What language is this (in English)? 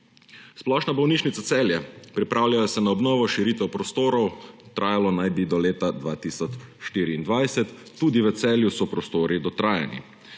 Slovenian